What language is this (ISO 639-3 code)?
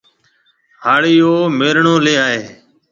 mve